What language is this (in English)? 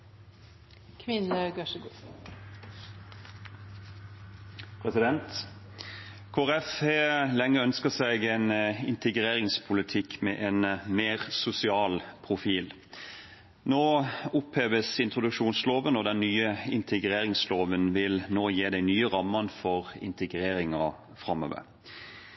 Norwegian Bokmål